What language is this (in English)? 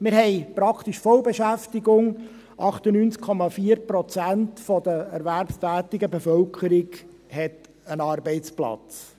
Swiss German